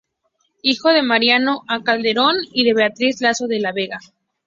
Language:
Spanish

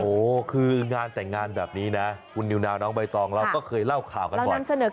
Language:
Thai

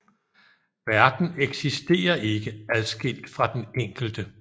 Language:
Danish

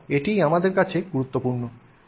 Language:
Bangla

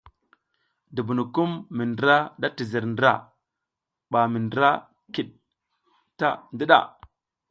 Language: South Giziga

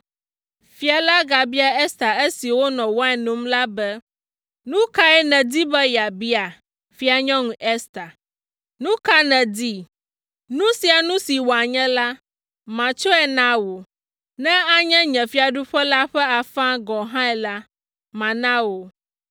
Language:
Ewe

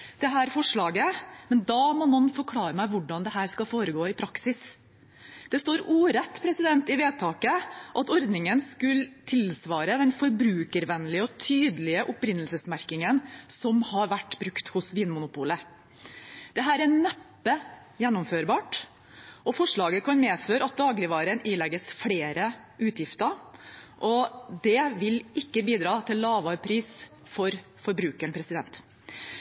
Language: Norwegian Bokmål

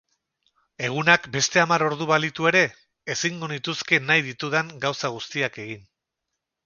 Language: Basque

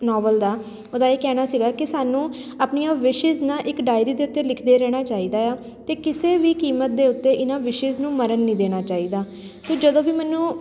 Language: Punjabi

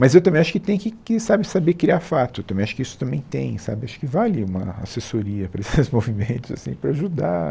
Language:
Portuguese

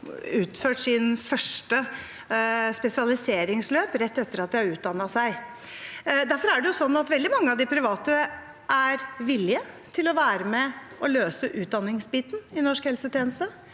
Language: Norwegian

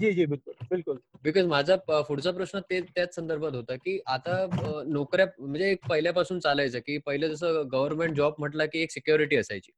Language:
Marathi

